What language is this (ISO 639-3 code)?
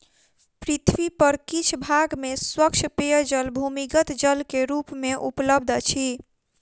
mai